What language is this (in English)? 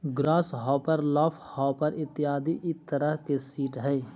Magahi